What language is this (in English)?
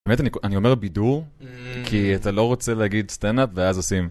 Hebrew